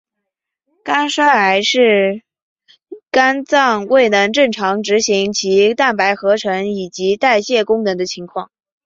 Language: Chinese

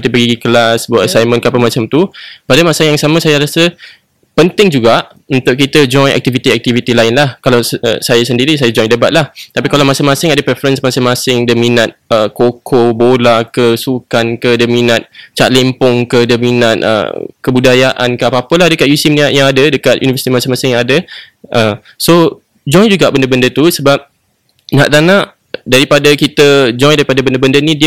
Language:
Malay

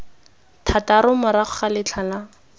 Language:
Tswana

